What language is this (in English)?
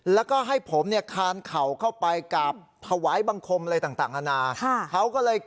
Thai